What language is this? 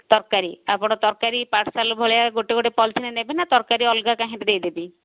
Odia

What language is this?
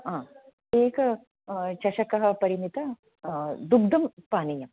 Sanskrit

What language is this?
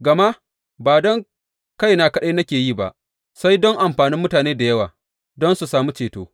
Hausa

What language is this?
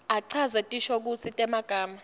Swati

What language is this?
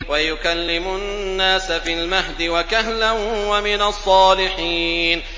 Arabic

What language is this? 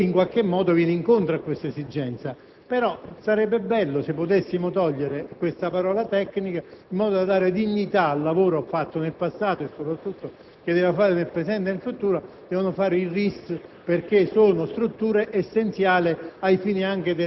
Italian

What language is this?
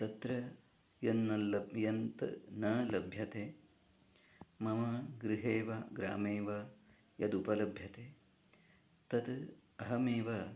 Sanskrit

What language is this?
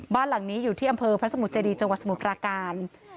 Thai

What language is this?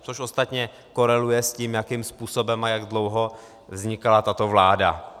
Czech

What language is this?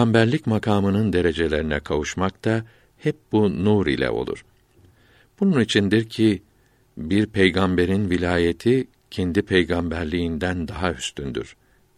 Turkish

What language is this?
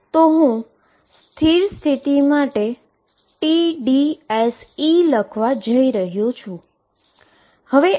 Gujarati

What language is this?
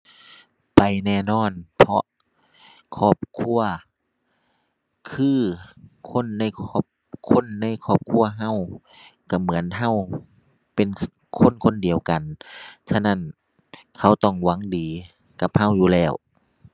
Thai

